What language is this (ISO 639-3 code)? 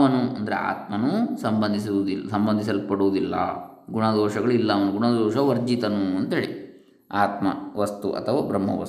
kan